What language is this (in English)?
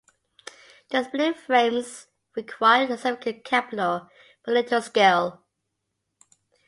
English